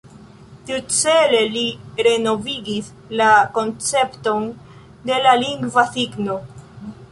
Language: Esperanto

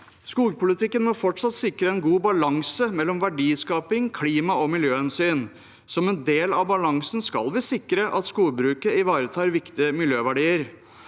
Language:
Norwegian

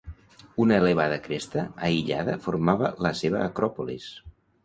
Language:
Catalan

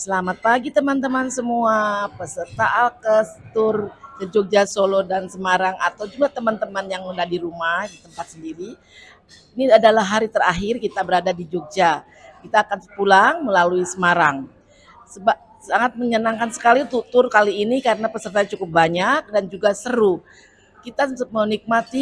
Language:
Indonesian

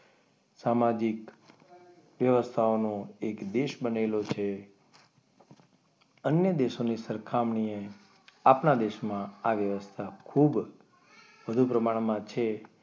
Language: Gujarati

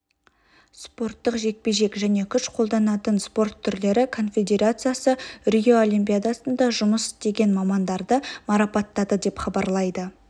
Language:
Kazakh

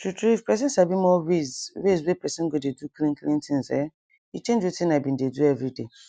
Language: Nigerian Pidgin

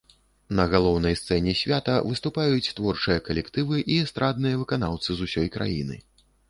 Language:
Belarusian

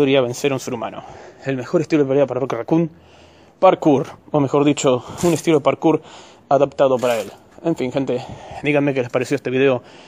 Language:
Spanish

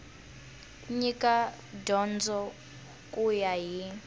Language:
Tsonga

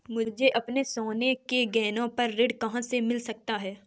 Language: Hindi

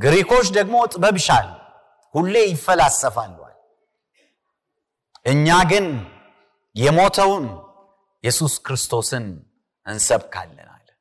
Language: Amharic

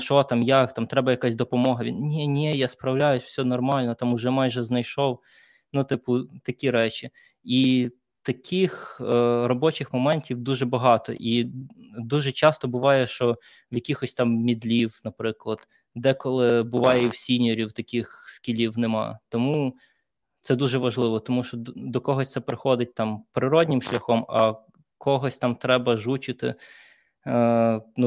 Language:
Ukrainian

